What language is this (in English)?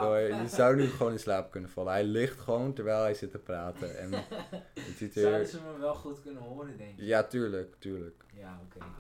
Dutch